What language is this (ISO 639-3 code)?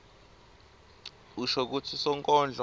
ssw